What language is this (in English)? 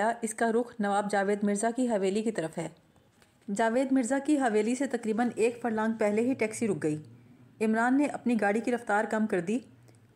Urdu